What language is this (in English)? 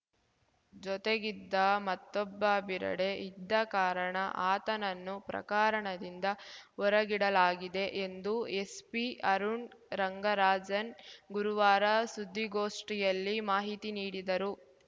Kannada